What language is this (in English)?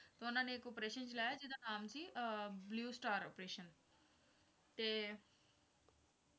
Punjabi